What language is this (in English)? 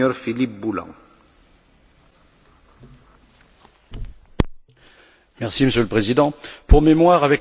French